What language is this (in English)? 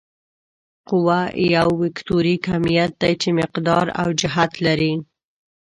Pashto